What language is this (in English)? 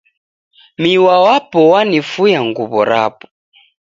Taita